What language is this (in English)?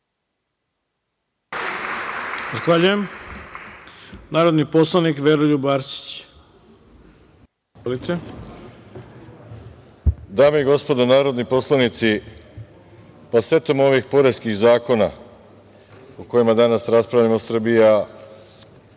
Serbian